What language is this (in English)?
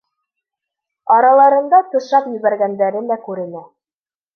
Bashkir